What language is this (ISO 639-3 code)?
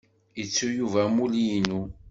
kab